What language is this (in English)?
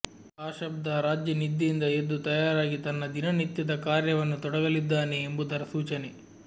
Kannada